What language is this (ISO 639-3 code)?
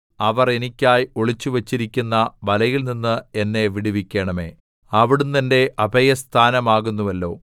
mal